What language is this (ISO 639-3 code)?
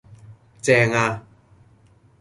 yue